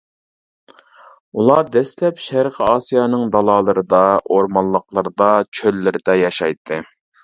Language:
Uyghur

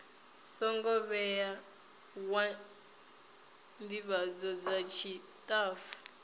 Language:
Venda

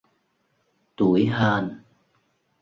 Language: Vietnamese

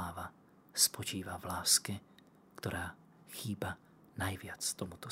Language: Slovak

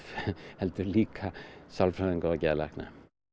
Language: Icelandic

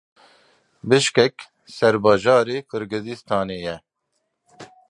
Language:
Kurdish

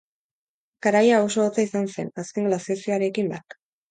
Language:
Basque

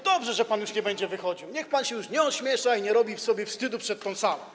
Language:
Polish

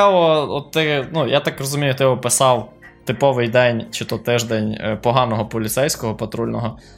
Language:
Ukrainian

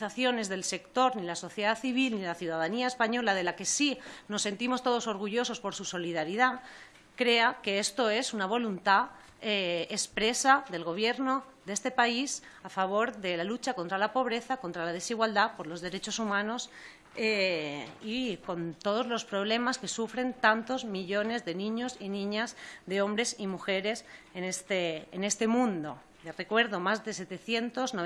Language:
Spanish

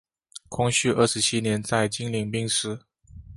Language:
Chinese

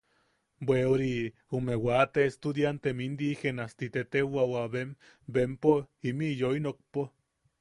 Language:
Yaqui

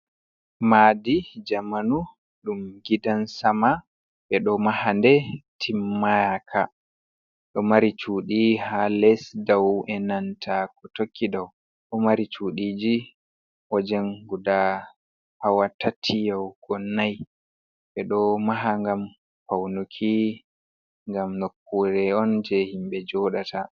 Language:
Fula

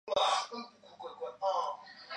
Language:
Chinese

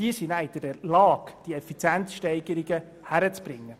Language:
Swiss German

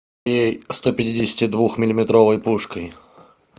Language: Russian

